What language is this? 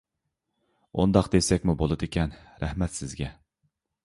Uyghur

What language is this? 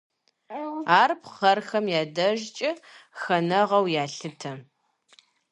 Kabardian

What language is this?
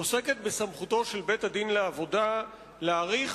Hebrew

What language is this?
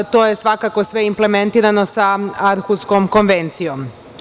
Serbian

